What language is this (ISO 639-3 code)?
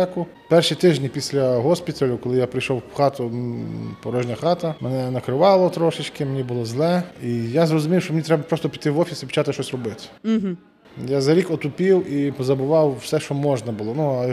ukr